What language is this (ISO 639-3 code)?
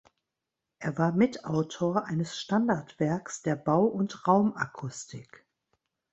deu